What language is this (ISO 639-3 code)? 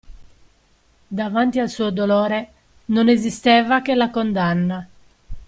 ita